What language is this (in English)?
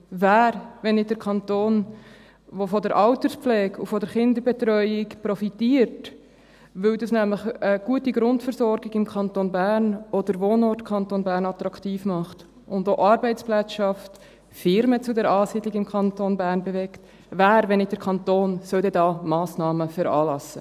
Swiss German